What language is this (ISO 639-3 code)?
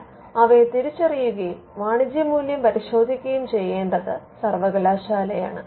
mal